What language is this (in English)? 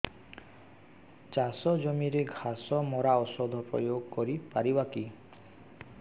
Odia